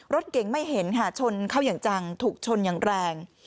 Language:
Thai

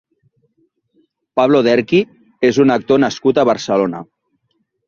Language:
Catalan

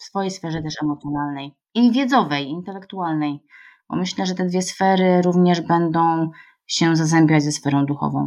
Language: Polish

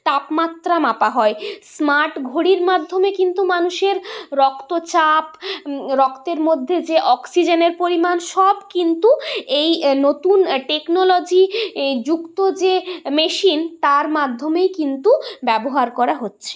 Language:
Bangla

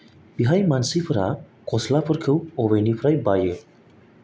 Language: Bodo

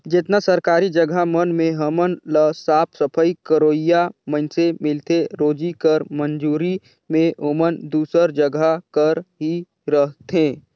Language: Chhattisgarhi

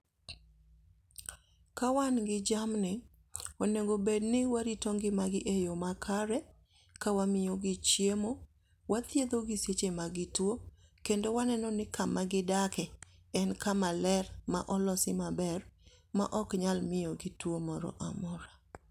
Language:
Luo (Kenya and Tanzania)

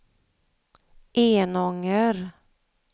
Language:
Swedish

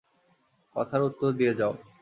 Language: Bangla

